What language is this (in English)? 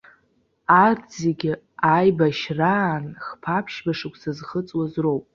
Abkhazian